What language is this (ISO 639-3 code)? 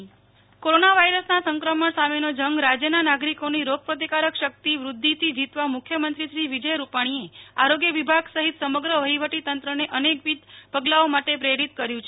guj